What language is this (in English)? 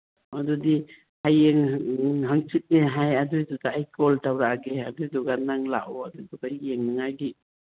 Manipuri